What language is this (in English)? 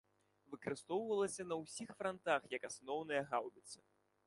Belarusian